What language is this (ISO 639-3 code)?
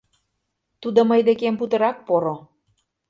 chm